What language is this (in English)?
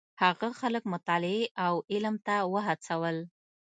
Pashto